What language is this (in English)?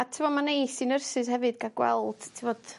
Welsh